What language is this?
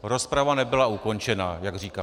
Czech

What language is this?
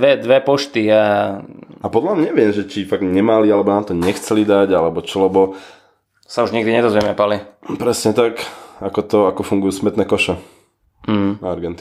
Slovak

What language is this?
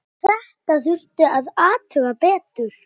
Icelandic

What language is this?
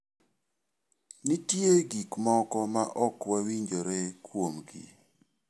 Luo (Kenya and Tanzania)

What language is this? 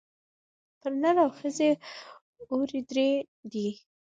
Pashto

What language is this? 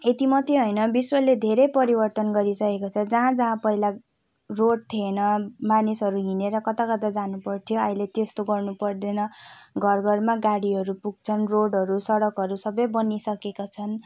Nepali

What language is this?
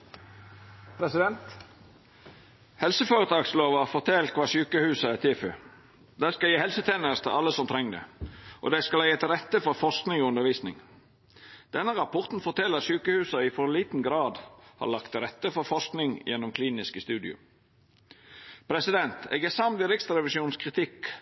Norwegian Nynorsk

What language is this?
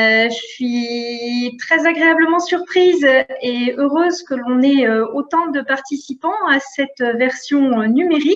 French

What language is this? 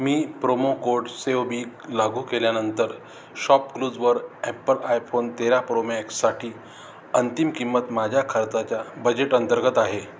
Marathi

